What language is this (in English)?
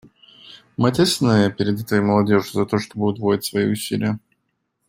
Russian